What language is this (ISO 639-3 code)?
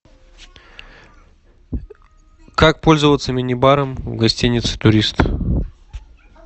rus